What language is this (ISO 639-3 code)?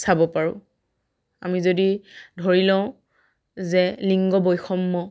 asm